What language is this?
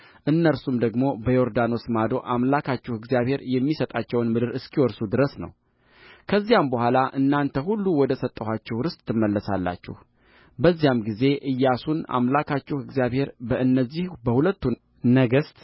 Amharic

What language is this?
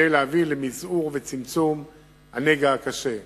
Hebrew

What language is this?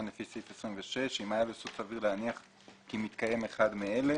Hebrew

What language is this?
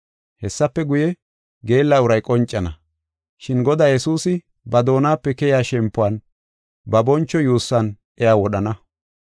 Gofa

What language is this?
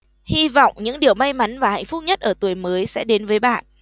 Vietnamese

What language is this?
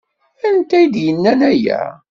Kabyle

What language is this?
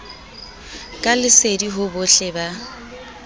Southern Sotho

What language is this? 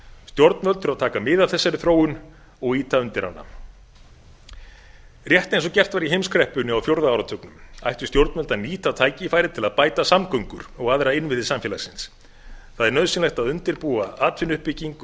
Icelandic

